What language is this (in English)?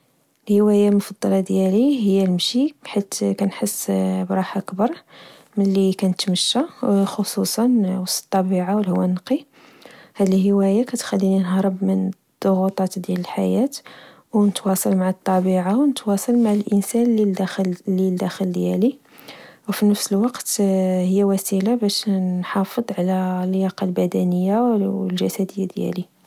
Moroccan Arabic